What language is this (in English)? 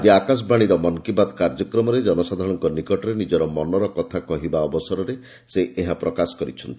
Odia